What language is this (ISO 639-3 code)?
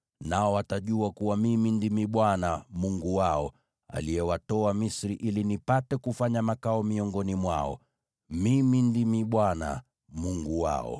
swa